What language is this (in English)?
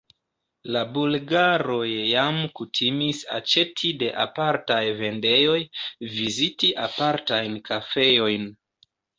Esperanto